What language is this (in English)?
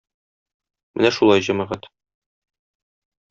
Tatar